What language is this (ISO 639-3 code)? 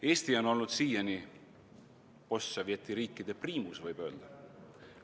est